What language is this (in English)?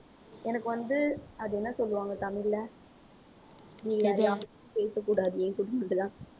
Tamil